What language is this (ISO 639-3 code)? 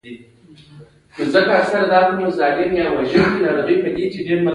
pus